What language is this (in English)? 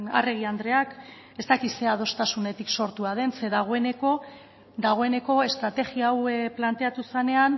Basque